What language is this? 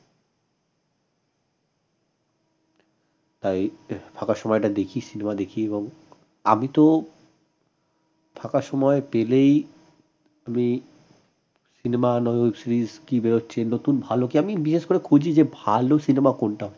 Bangla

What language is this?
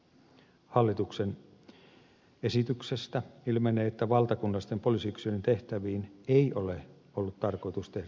Finnish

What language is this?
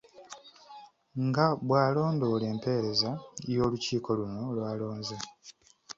Ganda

